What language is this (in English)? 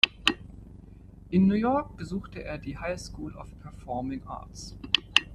German